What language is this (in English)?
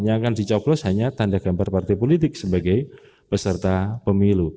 Indonesian